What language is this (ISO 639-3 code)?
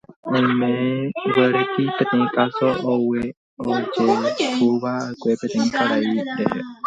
grn